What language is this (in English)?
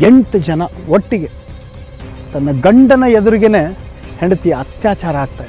Spanish